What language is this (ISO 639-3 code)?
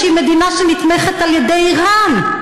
heb